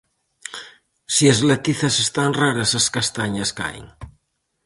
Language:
Galician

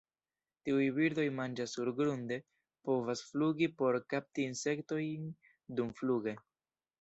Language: Esperanto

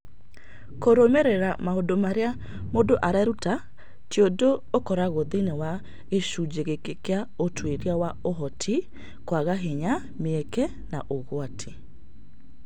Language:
Kikuyu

